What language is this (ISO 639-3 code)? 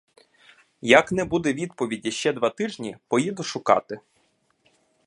ukr